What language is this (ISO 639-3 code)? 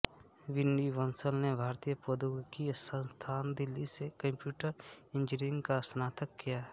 hin